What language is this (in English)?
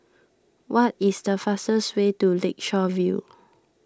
English